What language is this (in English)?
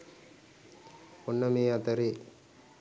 Sinhala